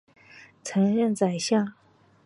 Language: Chinese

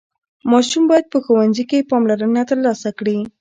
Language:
Pashto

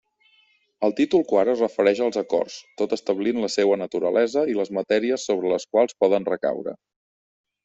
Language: Catalan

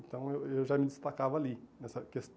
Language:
Portuguese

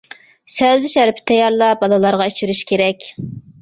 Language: Uyghur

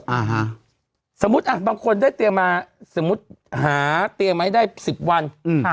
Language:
Thai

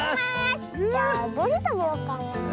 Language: Japanese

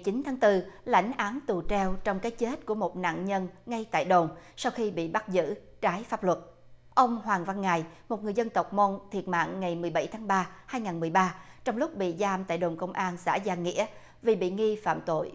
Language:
Vietnamese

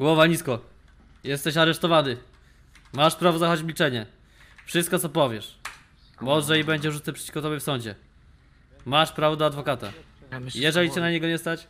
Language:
Polish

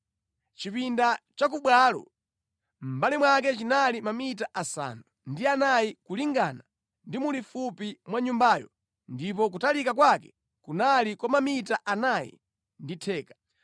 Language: Nyanja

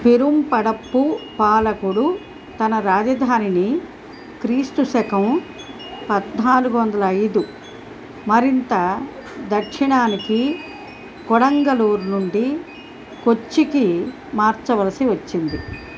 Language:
Telugu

